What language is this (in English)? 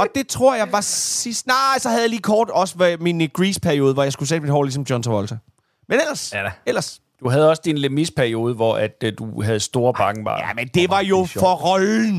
Danish